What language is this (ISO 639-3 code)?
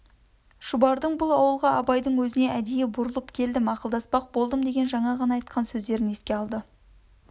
kaz